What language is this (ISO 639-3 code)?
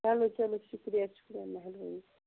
kas